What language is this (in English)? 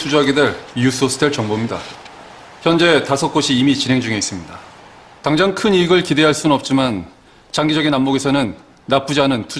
Korean